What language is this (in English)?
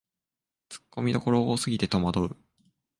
Japanese